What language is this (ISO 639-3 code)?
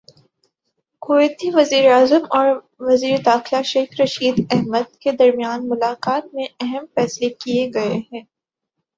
urd